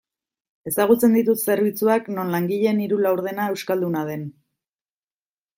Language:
Basque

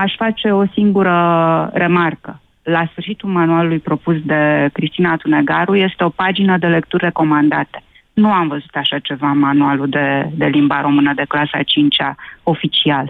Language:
Romanian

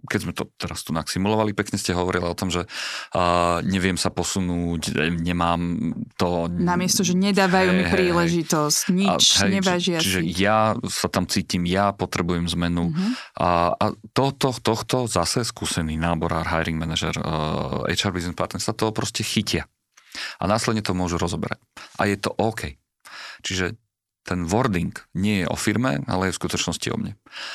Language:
Slovak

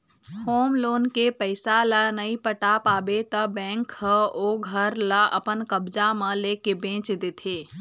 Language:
Chhattisgarhi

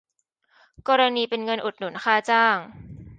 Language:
Thai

